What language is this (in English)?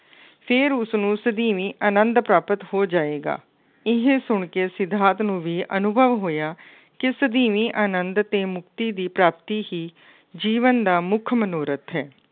Punjabi